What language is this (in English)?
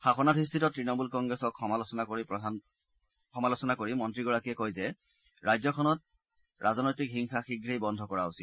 Assamese